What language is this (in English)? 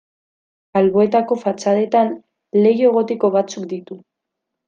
Basque